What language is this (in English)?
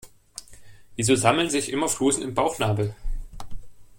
German